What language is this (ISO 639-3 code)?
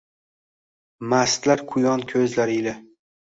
uzb